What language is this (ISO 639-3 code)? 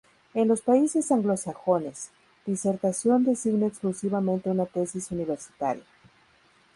spa